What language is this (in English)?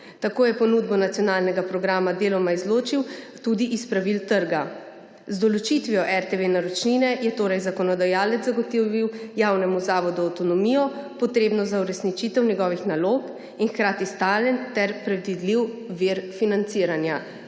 Slovenian